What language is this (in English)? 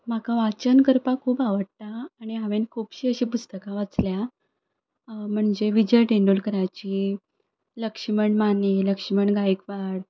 Konkani